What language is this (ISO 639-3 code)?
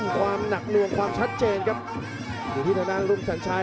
tha